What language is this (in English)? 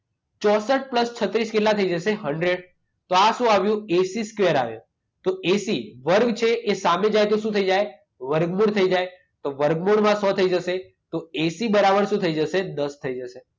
Gujarati